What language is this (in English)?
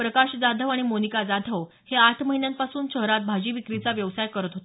Marathi